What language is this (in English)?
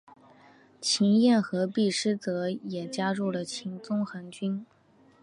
Chinese